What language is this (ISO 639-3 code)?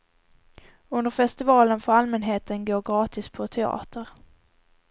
swe